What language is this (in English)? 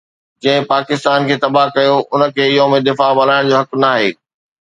Sindhi